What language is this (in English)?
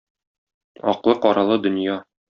Tatar